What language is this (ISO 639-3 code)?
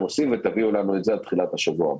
heb